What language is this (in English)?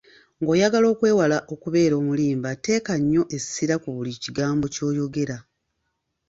Ganda